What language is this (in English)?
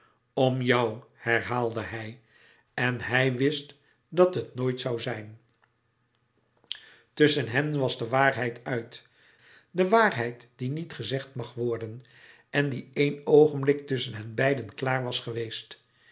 Dutch